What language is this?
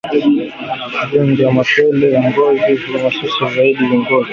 Swahili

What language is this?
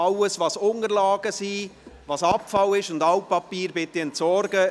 Swiss German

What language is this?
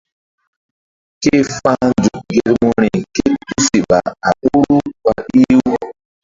Mbum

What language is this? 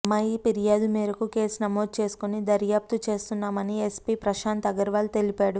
Telugu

